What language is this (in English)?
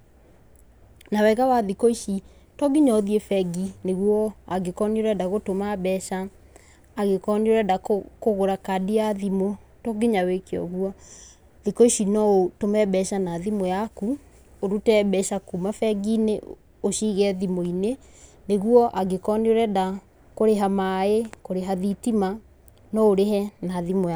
Kikuyu